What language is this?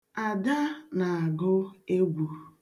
Igbo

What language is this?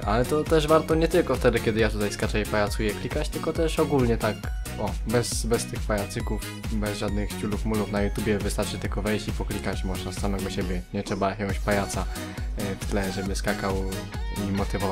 Polish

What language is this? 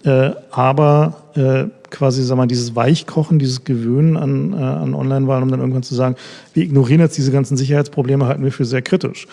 German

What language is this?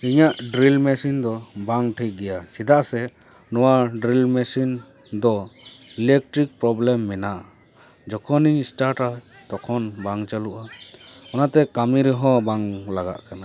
Santali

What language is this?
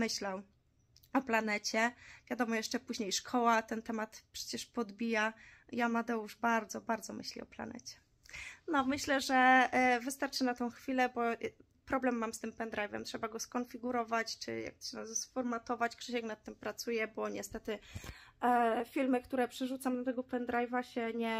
Polish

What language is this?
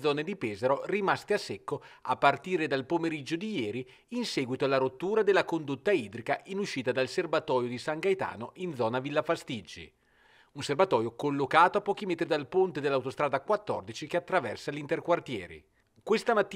Italian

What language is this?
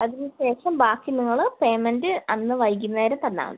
Malayalam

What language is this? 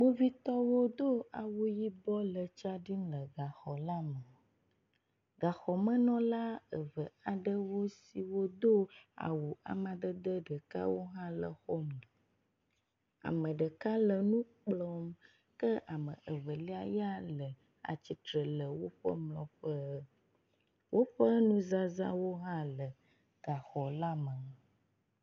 Ewe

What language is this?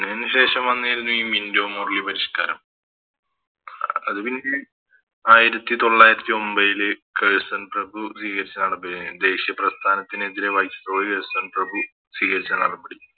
Malayalam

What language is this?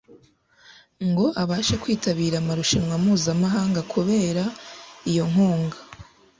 Kinyarwanda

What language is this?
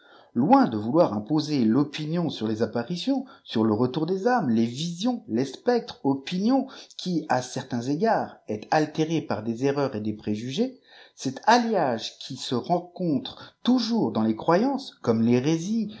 French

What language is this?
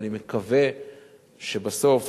Hebrew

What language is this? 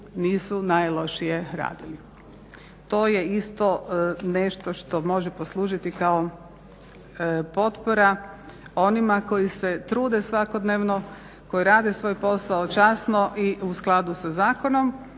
Croatian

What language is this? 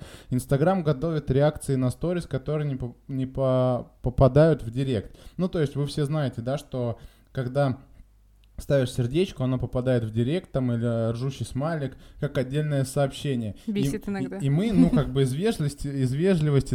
Russian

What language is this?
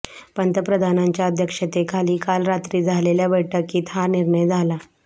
Marathi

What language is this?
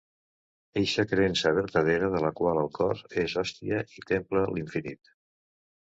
Catalan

